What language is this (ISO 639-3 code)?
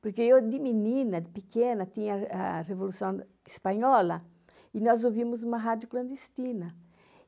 por